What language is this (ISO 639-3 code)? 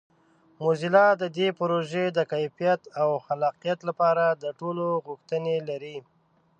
pus